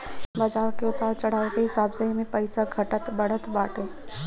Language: Bhojpuri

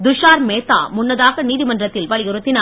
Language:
Tamil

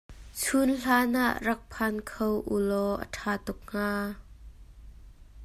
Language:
Hakha Chin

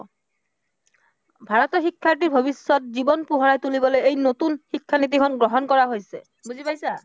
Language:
Assamese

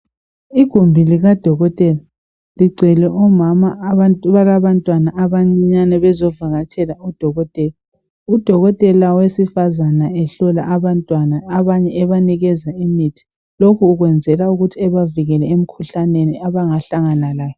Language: North Ndebele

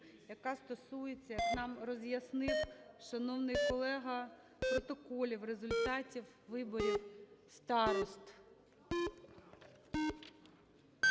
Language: Ukrainian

